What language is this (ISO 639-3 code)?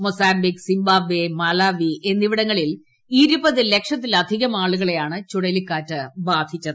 mal